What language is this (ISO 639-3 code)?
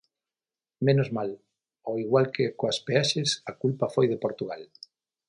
glg